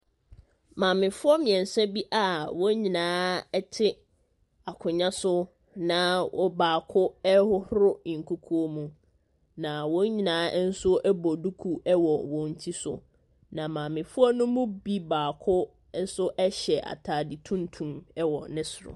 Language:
Akan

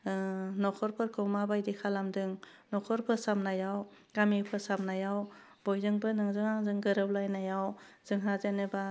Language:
Bodo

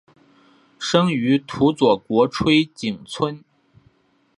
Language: Chinese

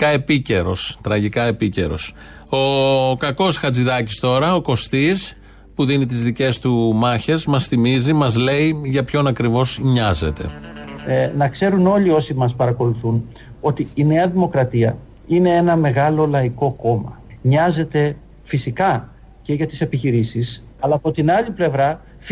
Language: Greek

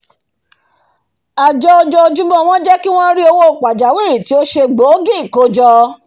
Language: Yoruba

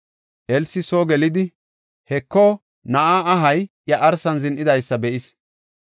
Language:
Gofa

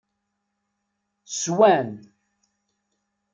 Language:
Kabyle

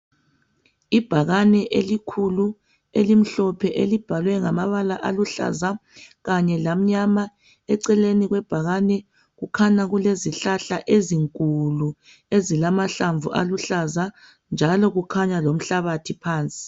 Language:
North Ndebele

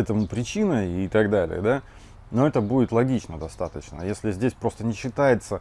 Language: Russian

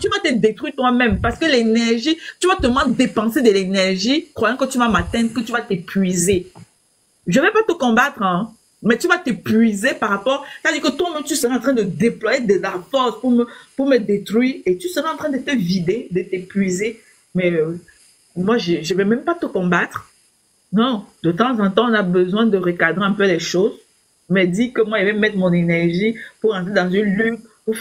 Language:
French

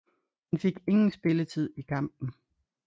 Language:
Danish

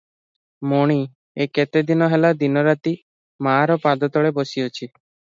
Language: Odia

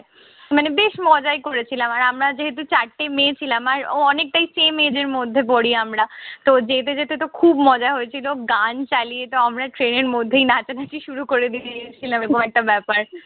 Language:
Bangla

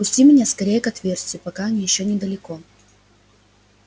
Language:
Russian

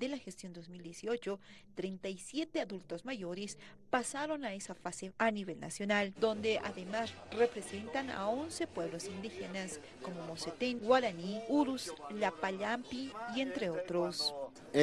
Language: Spanish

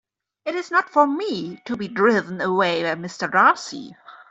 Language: English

